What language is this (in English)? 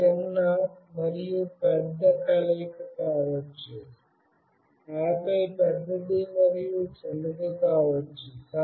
Telugu